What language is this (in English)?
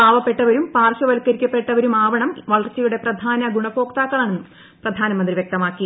Malayalam